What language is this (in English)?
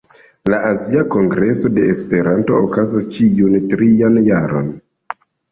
Esperanto